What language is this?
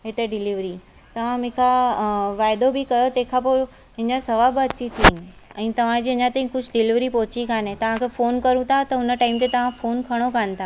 Sindhi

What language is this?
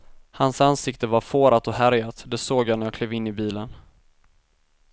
Swedish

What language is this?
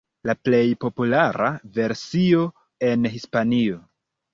Esperanto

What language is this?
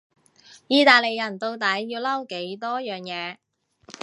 Cantonese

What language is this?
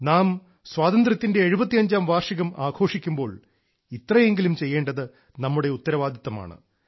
Malayalam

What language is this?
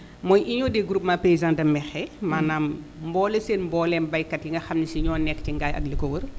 Wolof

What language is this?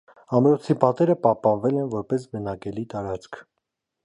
Armenian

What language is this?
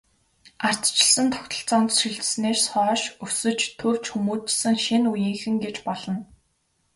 Mongolian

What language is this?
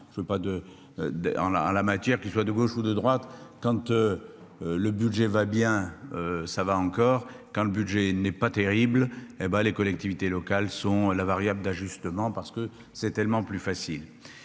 French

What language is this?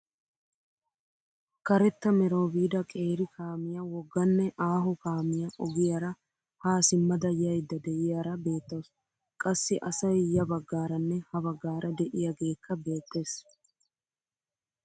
Wolaytta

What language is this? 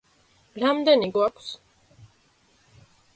Georgian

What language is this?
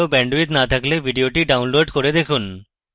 Bangla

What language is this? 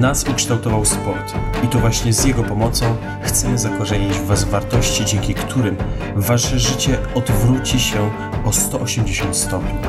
Polish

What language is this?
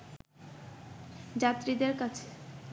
Bangla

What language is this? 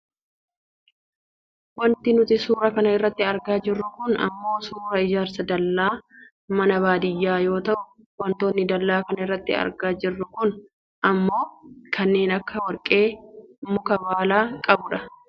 Oromo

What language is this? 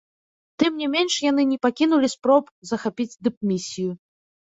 Belarusian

